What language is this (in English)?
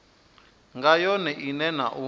Venda